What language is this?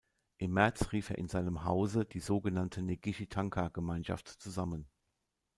German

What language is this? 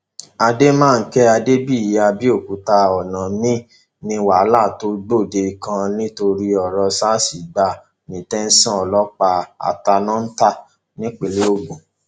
Yoruba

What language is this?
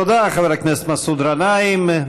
Hebrew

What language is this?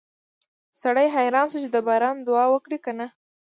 Pashto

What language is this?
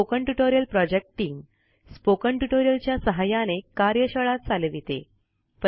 Marathi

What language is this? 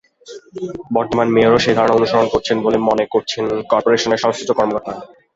Bangla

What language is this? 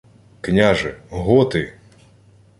Ukrainian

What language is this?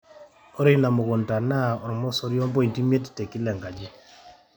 Masai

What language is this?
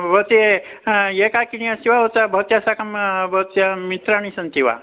Sanskrit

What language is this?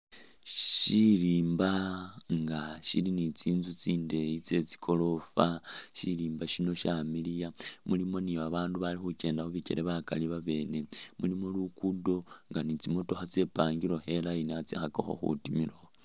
Masaaba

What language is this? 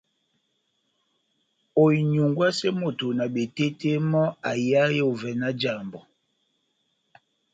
Batanga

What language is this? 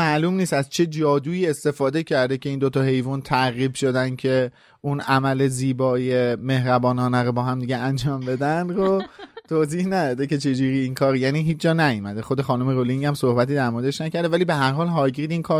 Persian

